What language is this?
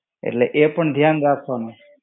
Gujarati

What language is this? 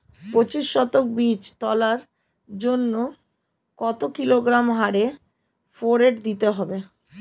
Bangla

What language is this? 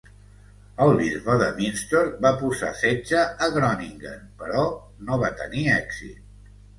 Catalan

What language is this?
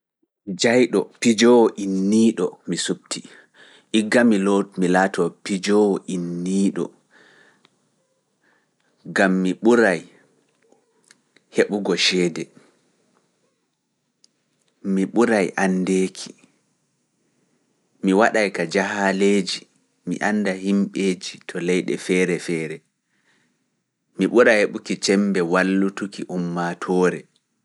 Fula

